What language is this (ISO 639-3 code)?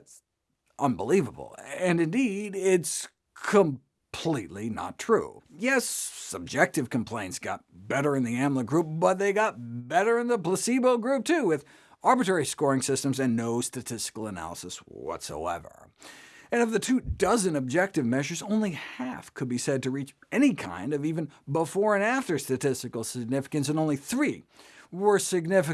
eng